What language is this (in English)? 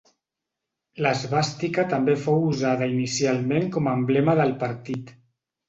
Catalan